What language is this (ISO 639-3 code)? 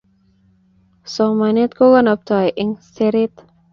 kln